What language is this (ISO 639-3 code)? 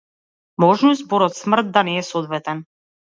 mkd